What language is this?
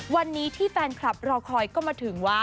Thai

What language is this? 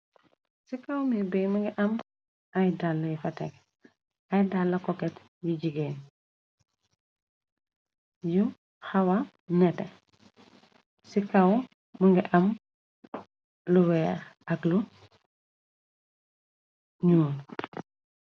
Wolof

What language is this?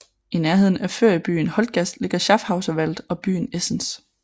Danish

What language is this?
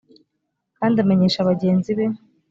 Kinyarwanda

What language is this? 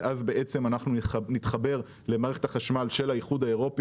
Hebrew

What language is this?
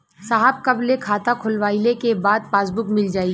Bhojpuri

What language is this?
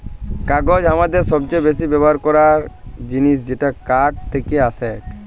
Bangla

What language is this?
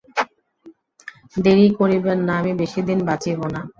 Bangla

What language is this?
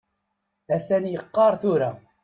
Kabyle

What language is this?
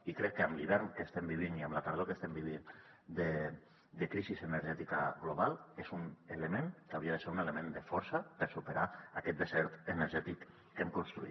Catalan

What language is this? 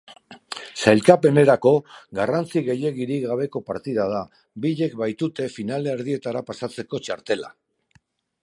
Basque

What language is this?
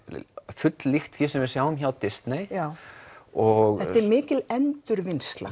Icelandic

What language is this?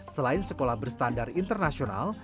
Indonesian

